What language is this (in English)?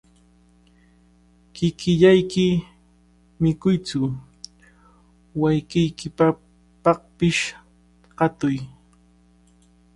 Cajatambo North Lima Quechua